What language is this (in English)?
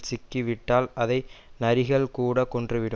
Tamil